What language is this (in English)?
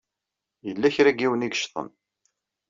Kabyle